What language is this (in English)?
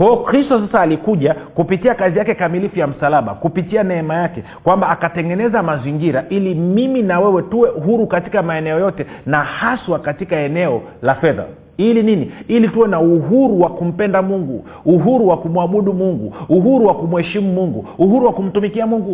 Swahili